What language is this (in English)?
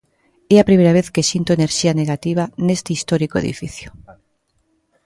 Galician